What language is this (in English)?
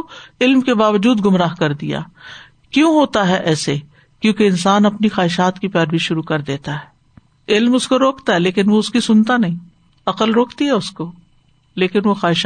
Urdu